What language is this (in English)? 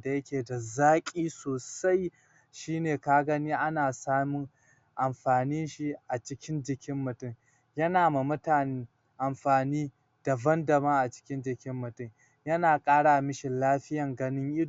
Hausa